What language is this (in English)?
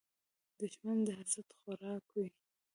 Pashto